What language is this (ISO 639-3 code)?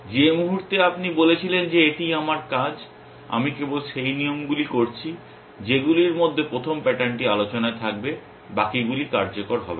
ben